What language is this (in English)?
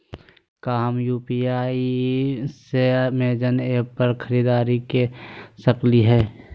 Magahi